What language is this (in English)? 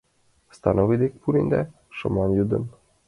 Mari